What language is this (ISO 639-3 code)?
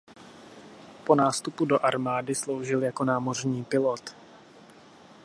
ces